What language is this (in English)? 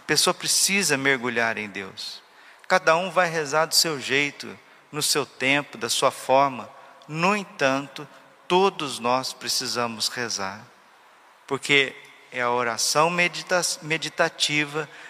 Portuguese